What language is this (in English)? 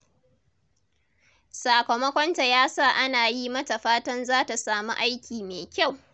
Hausa